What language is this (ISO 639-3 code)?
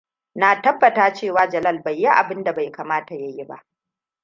hau